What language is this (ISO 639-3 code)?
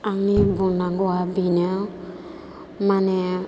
brx